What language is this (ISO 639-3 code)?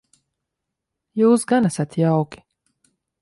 lav